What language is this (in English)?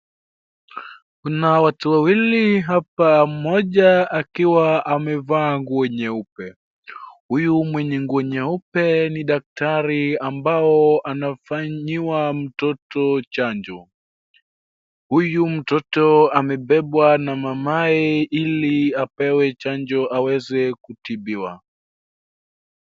Swahili